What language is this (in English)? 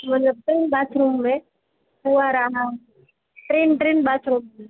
Sindhi